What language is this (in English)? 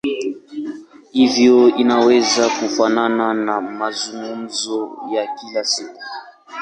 Swahili